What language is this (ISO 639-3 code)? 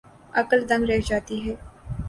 urd